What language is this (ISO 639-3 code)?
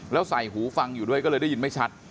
tha